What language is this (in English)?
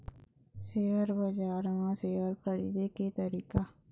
Chhattisgarhi